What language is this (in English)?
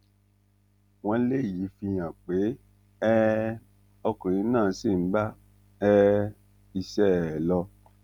Yoruba